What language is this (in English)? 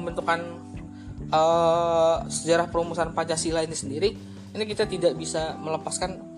Indonesian